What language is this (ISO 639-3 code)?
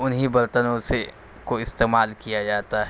urd